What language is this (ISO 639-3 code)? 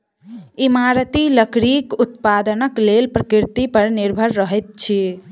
mai